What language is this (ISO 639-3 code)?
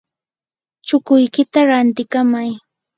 qur